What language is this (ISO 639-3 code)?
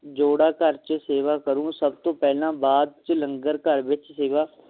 pan